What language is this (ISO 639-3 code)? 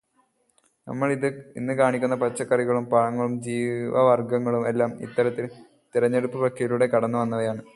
mal